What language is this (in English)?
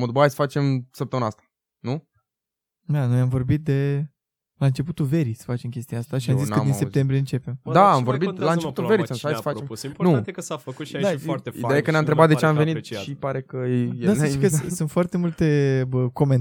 Romanian